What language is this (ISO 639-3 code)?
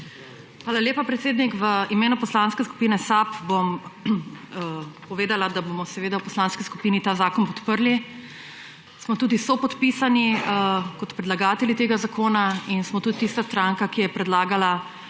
slv